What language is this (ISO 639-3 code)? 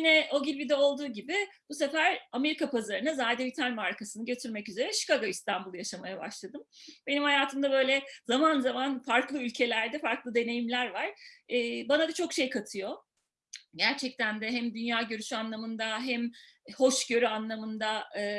tur